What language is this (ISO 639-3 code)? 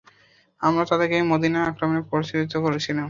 ben